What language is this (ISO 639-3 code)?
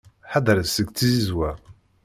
kab